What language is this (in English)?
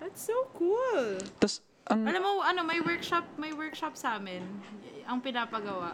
Filipino